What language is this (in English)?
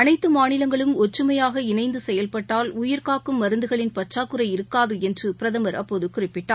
Tamil